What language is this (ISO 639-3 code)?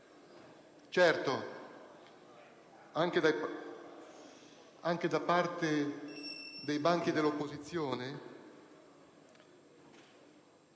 ita